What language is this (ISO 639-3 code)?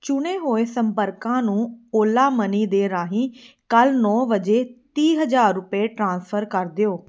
pan